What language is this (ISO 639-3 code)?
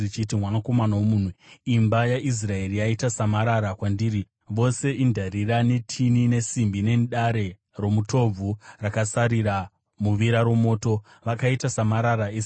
sna